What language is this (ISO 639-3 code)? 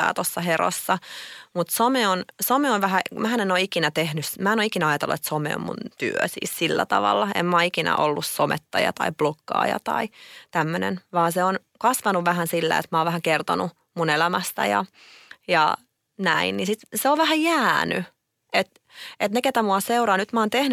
fin